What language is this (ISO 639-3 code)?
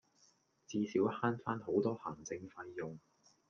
yue